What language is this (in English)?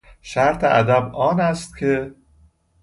Persian